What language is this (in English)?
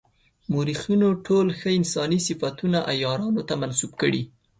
Pashto